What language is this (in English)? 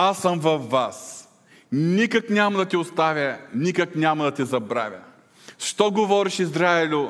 Bulgarian